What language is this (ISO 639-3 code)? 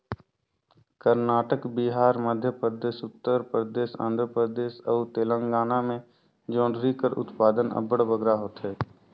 hne